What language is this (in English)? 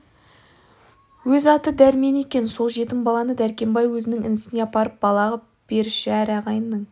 Kazakh